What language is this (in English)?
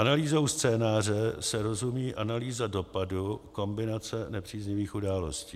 Czech